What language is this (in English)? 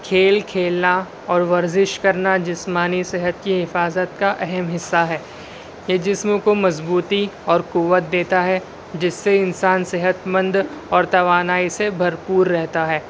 Urdu